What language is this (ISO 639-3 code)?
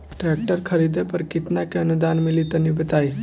bho